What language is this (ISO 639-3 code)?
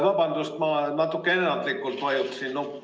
est